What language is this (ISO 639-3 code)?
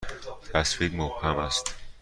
fas